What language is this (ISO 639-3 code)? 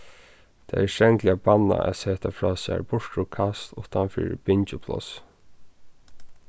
fao